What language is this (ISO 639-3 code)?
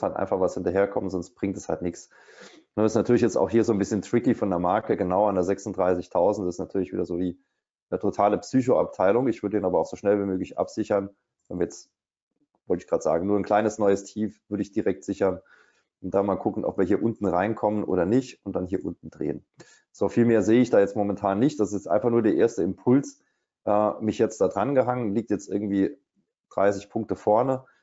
deu